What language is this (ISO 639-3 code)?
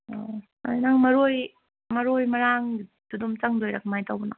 mni